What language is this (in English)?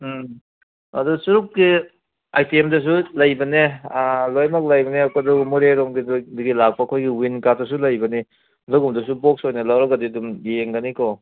Manipuri